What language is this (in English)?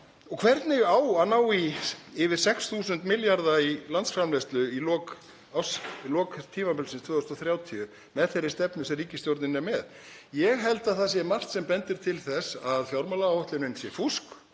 Icelandic